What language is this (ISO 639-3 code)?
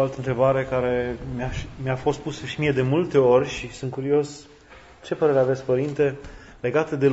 ron